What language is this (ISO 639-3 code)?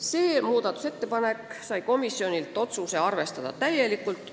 est